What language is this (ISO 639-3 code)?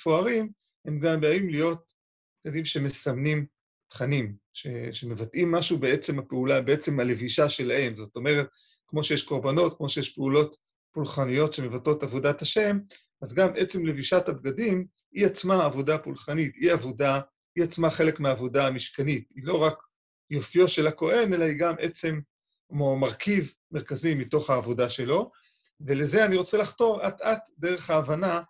heb